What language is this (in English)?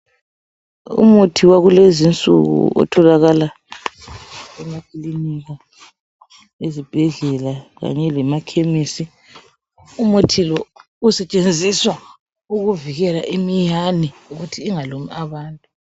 North Ndebele